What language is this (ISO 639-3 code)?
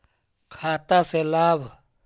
mag